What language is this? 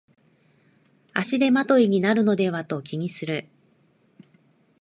Japanese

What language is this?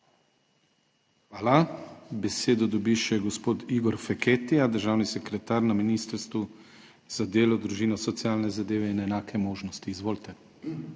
Slovenian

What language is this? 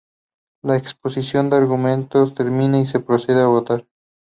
Spanish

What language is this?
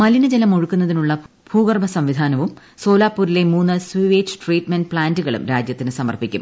Malayalam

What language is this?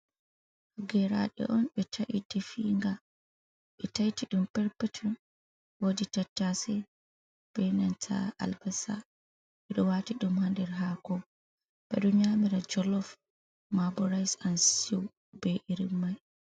Fula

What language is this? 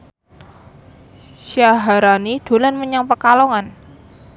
Javanese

